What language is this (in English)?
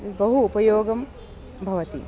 Sanskrit